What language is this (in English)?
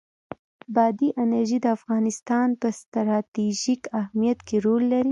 Pashto